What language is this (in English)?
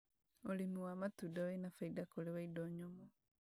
Kikuyu